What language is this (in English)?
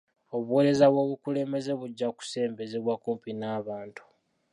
Ganda